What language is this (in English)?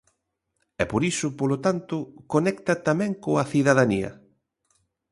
Galician